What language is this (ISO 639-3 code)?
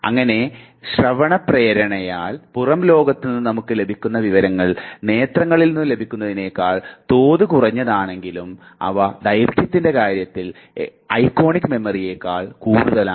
mal